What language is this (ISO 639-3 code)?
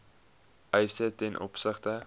afr